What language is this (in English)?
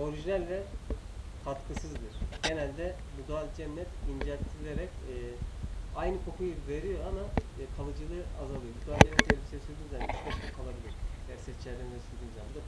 Turkish